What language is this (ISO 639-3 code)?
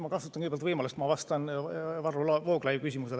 est